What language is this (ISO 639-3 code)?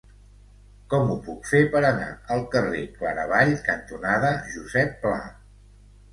cat